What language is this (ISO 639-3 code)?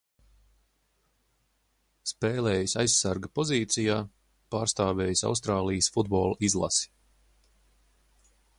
lav